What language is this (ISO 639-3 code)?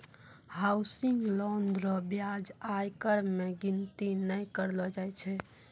mai